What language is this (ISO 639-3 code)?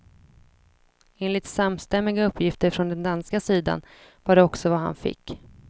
swe